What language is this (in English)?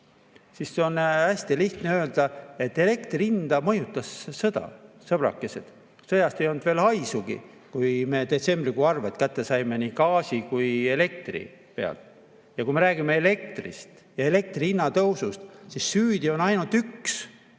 Estonian